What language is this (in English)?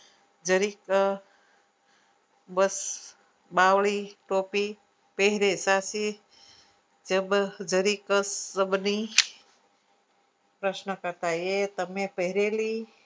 Gujarati